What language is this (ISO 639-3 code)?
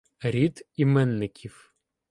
ukr